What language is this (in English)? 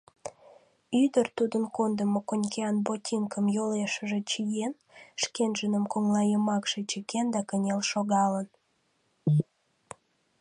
Mari